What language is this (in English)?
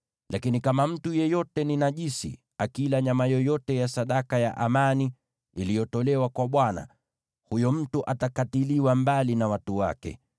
Swahili